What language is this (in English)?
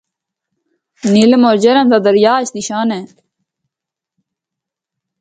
Northern Hindko